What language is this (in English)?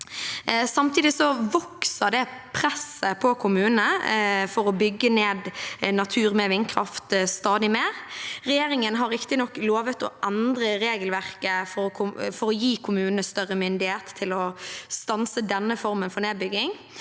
Norwegian